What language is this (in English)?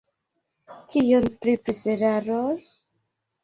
Esperanto